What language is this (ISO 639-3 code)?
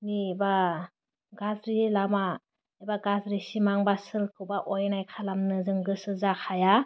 brx